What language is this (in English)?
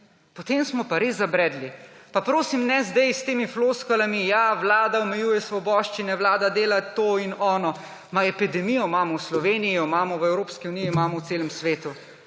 Slovenian